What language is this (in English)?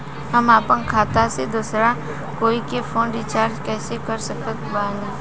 Bhojpuri